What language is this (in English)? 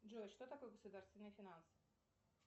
Russian